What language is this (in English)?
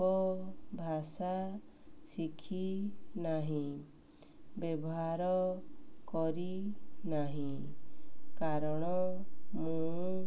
Odia